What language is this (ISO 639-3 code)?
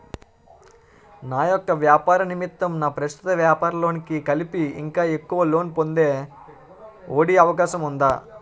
tel